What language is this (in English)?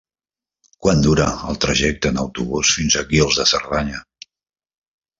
Catalan